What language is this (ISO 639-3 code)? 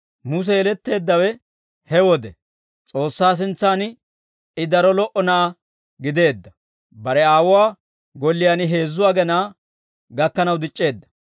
dwr